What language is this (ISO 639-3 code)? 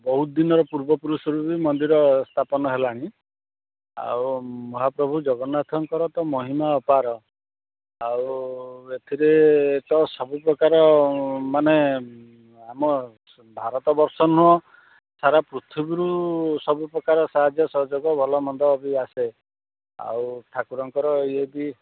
ori